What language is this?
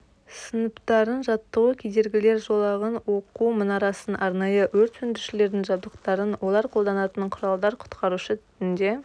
Kazakh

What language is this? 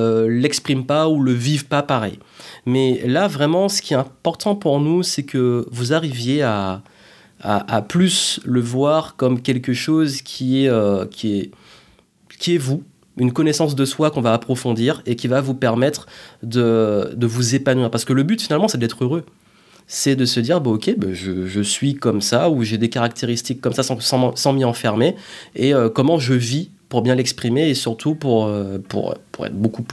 French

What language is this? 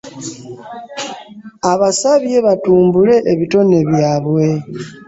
Ganda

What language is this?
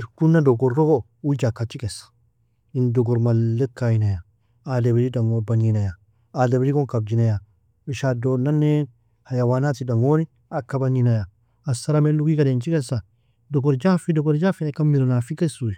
Nobiin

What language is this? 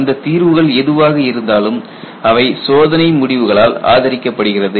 Tamil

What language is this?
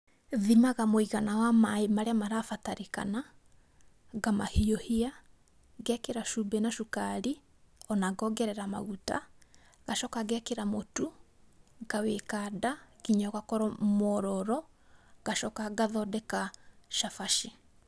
Kikuyu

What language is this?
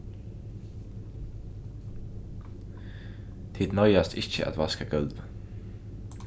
Faroese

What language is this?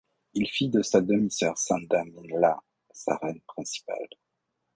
French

